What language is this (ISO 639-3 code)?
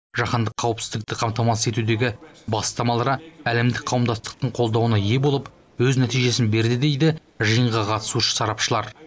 kaz